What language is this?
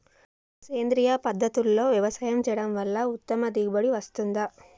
Telugu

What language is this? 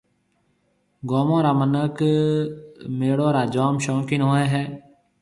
Marwari (Pakistan)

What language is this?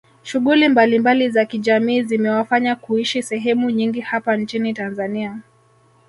Swahili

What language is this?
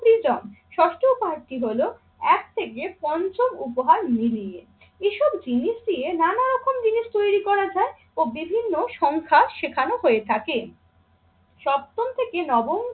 Bangla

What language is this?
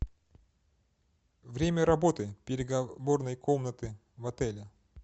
Russian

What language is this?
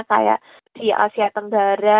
Indonesian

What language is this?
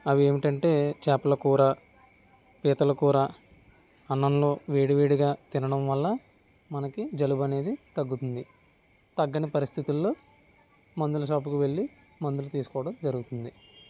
Telugu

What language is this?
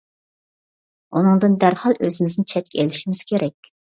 Uyghur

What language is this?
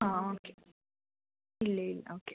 Malayalam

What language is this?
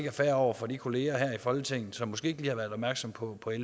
Danish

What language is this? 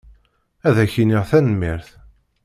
Kabyle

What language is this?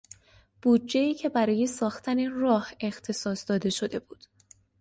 Persian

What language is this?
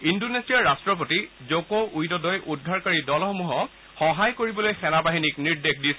Assamese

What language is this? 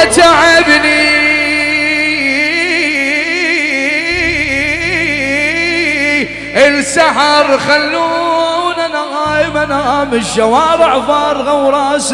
Arabic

